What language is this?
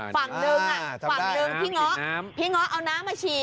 Thai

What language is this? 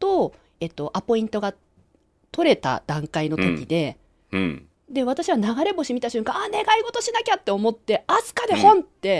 Japanese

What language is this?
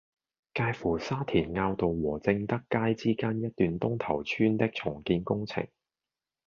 Cantonese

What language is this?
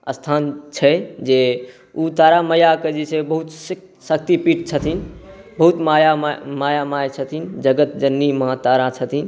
Maithili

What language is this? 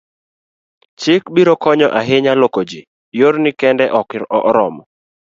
Luo (Kenya and Tanzania)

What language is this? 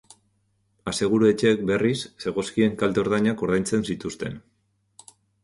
Basque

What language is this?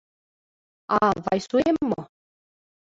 Mari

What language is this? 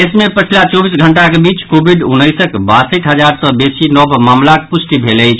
Maithili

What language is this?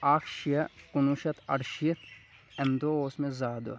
Kashmiri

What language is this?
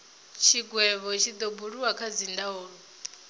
Venda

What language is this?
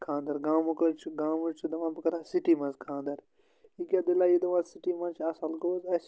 Kashmiri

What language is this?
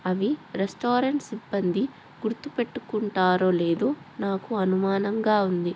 Telugu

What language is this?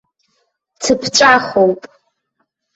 Abkhazian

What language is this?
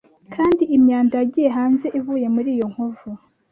Kinyarwanda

